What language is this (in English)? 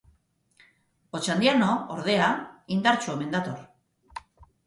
Basque